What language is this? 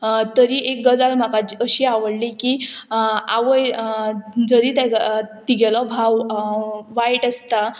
Konkani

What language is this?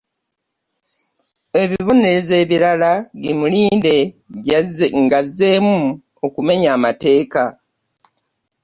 Ganda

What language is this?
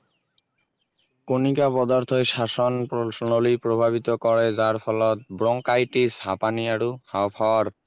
Assamese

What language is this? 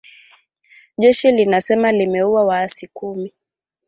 Swahili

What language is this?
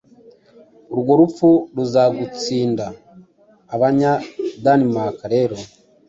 Kinyarwanda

